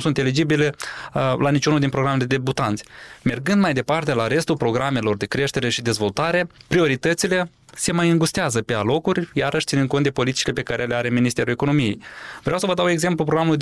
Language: Romanian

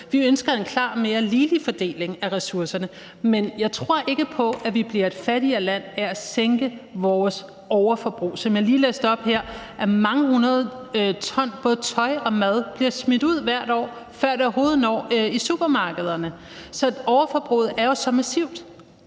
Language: Danish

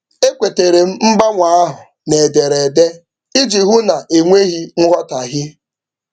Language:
Igbo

